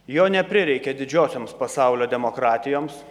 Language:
Lithuanian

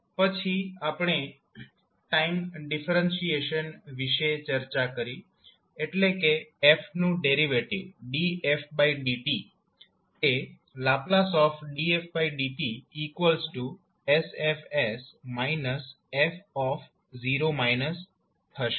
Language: Gujarati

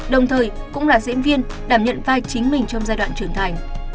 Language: Vietnamese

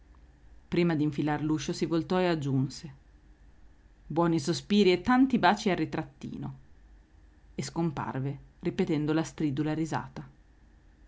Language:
Italian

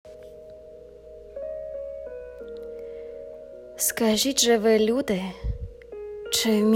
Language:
Ukrainian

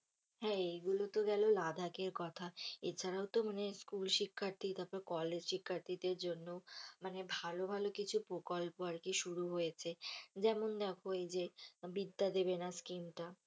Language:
Bangla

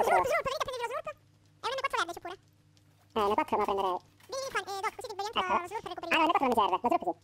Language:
Italian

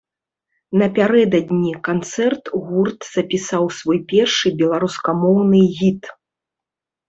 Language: Belarusian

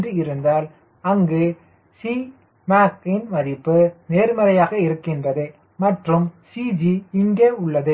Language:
Tamil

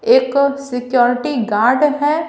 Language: Hindi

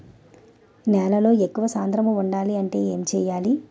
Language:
Telugu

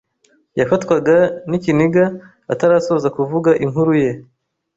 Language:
Kinyarwanda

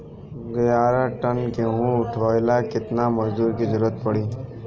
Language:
Bhojpuri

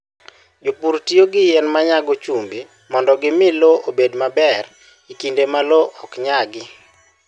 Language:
Luo (Kenya and Tanzania)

